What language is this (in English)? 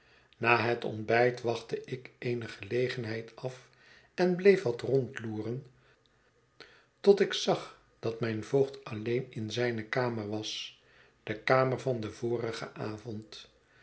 Dutch